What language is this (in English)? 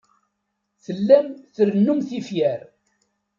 Kabyle